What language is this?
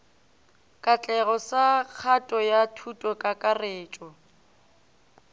Northern Sotho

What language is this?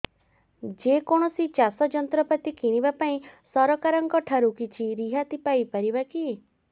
Odia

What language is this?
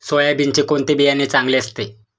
Marathi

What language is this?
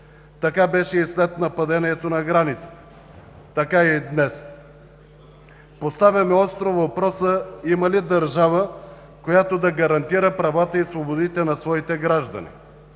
Bulgarian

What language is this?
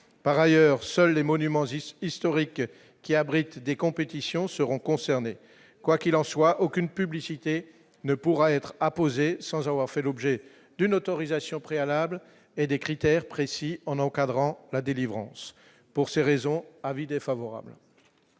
French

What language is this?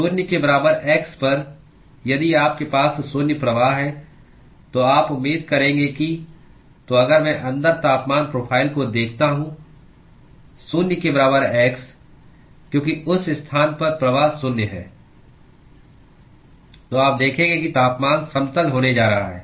Hindi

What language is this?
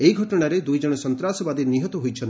Odia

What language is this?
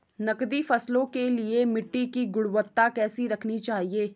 Hindi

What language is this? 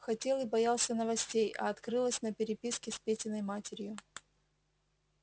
Russian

